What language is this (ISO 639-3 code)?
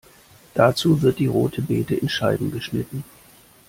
deu